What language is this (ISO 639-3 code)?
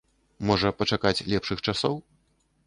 bel